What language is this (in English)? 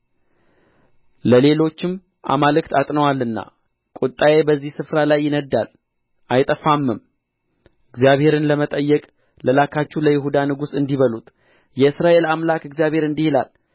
Amharic